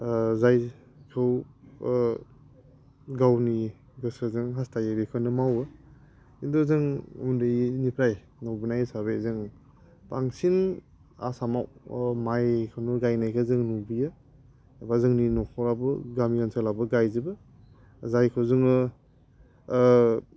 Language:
Bodo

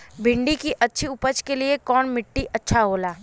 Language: Bhojpuri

